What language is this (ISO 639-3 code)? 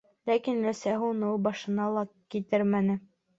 bak